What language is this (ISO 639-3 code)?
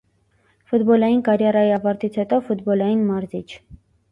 hye